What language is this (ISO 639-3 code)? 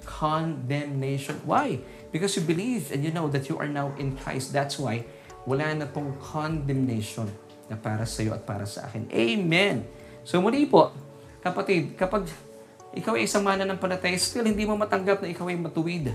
fil